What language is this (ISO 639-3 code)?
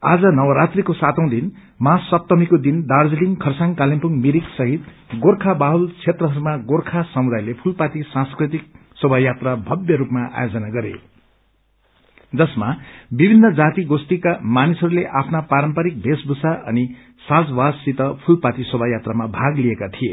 nep